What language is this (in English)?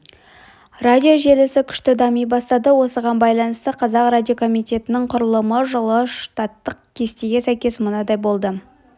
Kazakh